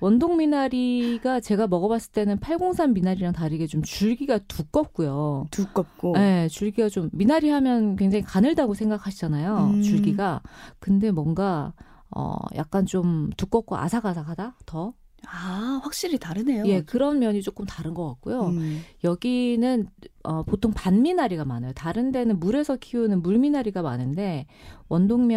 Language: Korean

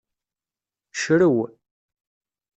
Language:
Kabyle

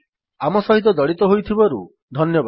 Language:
Odia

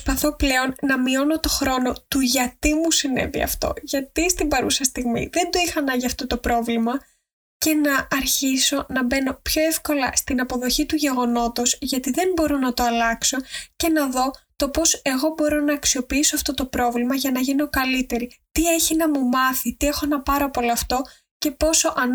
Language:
Greek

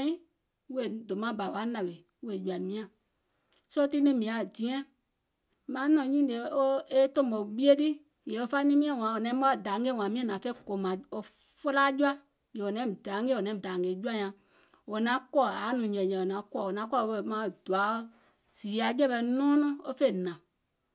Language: Gola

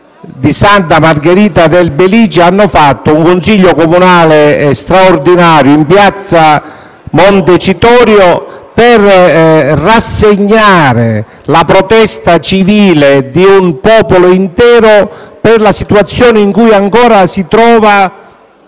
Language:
Italian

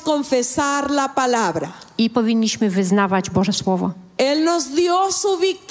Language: Polish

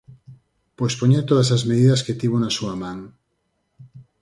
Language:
Galician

